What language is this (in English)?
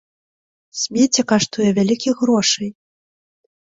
Belarusian